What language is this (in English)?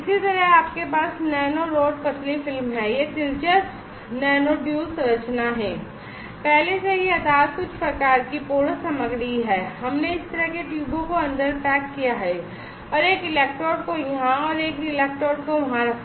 Hindi